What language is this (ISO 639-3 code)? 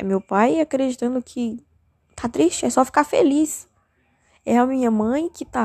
por